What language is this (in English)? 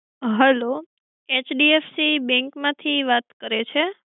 Gujarati